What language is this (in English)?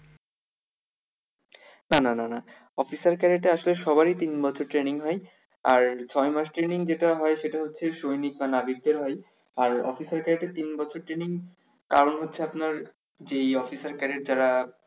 Bangla